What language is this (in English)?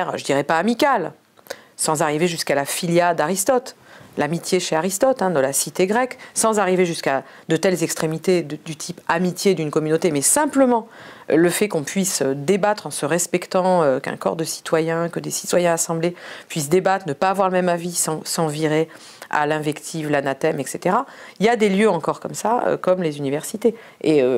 French